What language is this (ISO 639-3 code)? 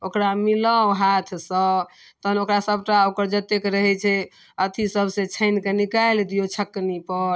mai